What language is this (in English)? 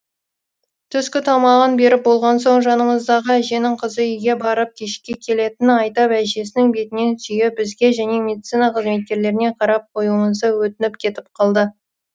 Kazakh